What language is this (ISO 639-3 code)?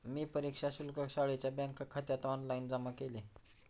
mar